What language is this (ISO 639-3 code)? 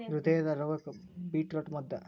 kan